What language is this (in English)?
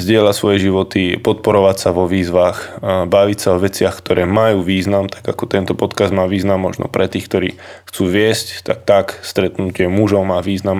Slovak